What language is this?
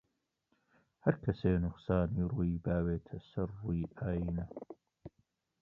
Central Kurdish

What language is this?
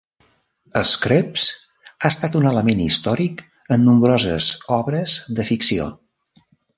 Catalan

